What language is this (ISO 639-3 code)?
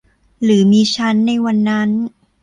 tha